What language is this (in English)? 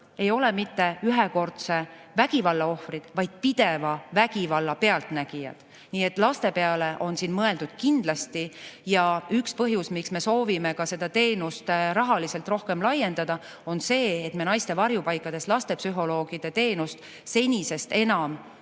Estonian